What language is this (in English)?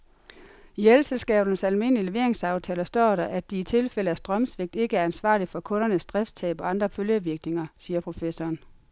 Danish